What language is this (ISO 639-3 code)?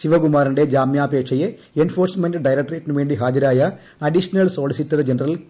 mal